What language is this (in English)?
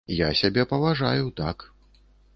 Belarusian